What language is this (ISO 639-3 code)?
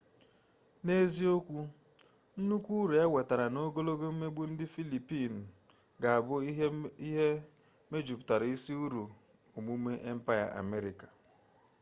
ibo